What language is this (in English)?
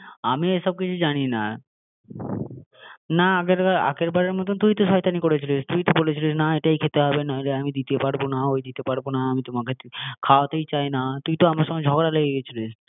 Bangla